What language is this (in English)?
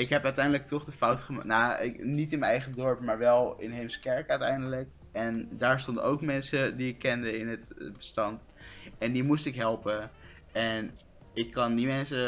Dutch